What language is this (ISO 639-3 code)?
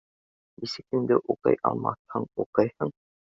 bak